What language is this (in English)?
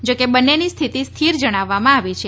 Gujarati